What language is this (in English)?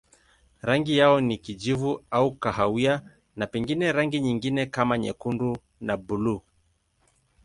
Swahili